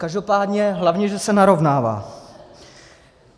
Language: Czech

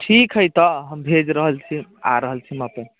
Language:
Maithili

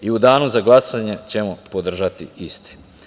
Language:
Serbian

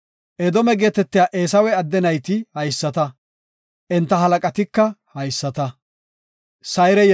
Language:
Gofa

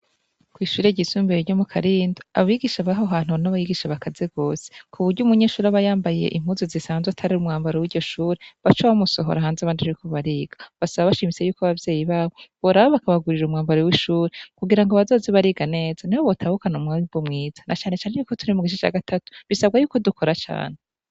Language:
Rundi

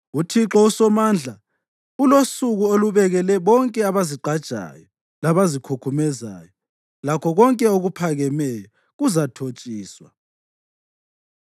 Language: North Ndebele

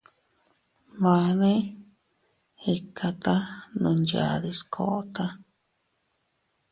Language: Teutila Cuicatec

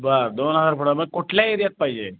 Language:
Marathi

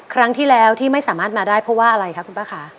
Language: Thai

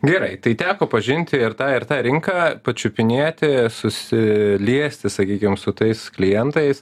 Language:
Lithuanian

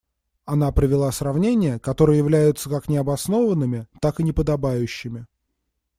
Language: Russian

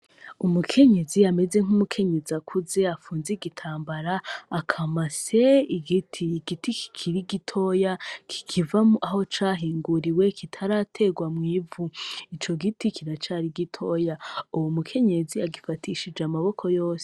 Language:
Rundi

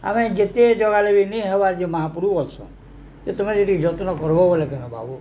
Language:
Odia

